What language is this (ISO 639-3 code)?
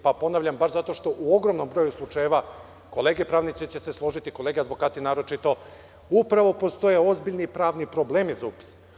srp